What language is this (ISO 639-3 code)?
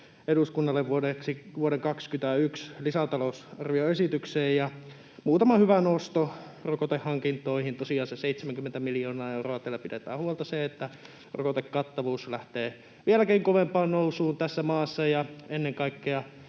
fin